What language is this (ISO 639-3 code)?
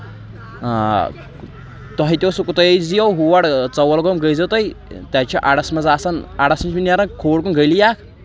kas